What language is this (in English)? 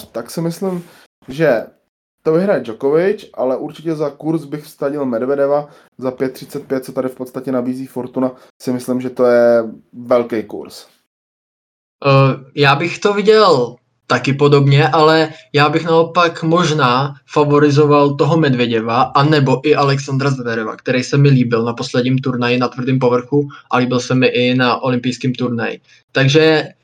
Czech